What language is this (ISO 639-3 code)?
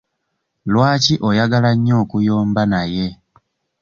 lug